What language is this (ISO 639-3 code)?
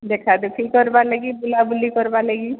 ori